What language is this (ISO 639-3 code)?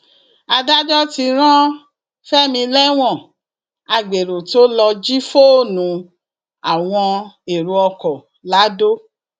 yor